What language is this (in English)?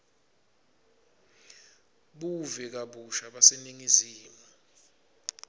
Swati